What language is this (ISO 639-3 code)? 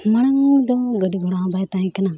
sat